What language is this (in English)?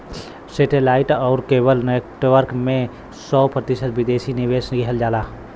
Bhojpuri